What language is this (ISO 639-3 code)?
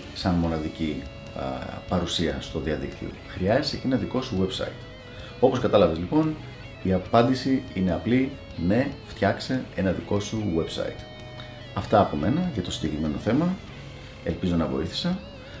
ell